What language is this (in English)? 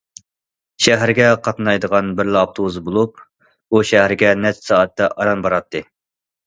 Uyghur